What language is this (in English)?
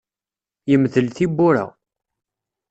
Kabyle